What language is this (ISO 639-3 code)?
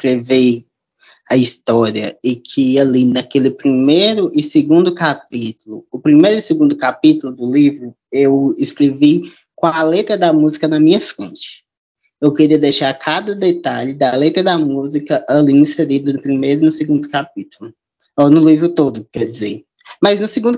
por